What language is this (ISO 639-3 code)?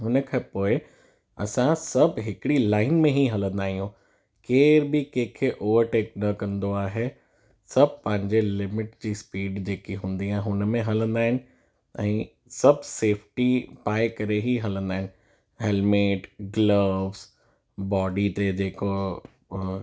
snd